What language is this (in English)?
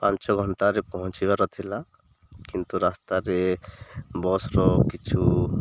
Odia